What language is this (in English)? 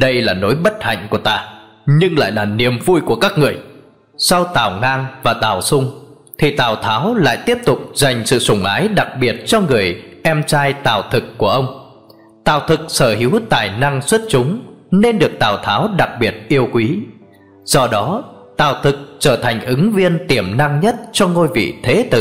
Vietnamese